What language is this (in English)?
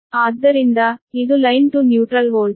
Kannada